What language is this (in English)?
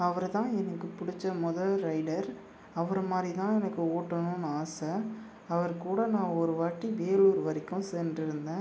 Tamil